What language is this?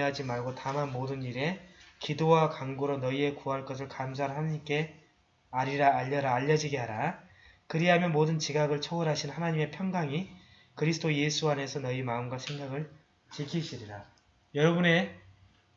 Korean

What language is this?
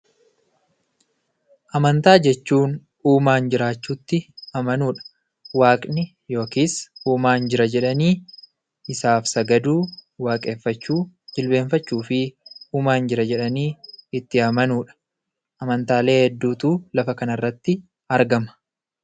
Oromo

